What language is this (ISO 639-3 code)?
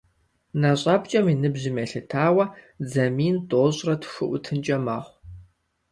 kbd